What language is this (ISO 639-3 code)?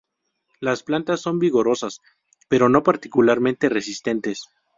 spa